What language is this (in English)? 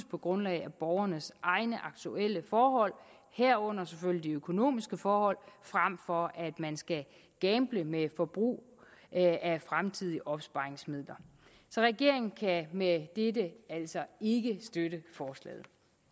Danish